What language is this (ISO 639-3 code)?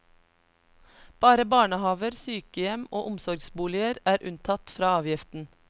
nor